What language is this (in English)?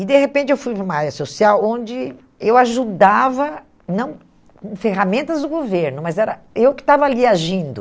Portuguese